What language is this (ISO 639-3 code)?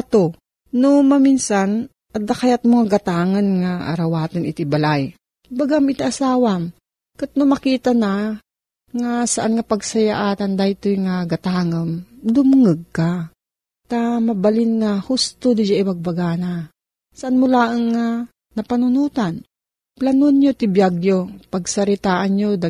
fil